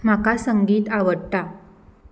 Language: Konkani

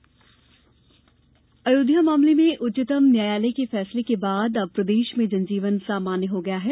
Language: Hindi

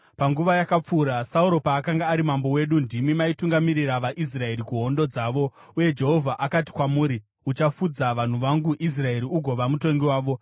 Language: Shona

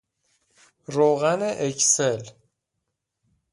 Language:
Persian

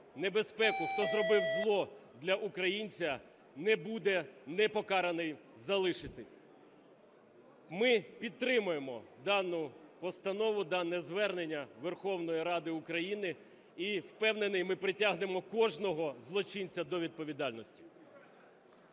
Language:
Ukrainian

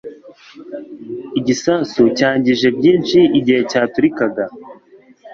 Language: Kinyarwanda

